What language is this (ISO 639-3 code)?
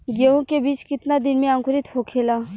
bho